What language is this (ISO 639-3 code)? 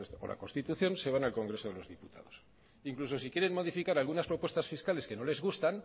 spa